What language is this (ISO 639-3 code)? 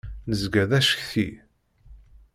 kab